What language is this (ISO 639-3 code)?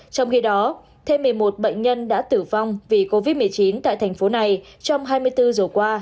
vie